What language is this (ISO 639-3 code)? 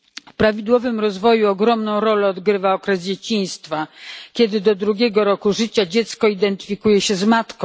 pol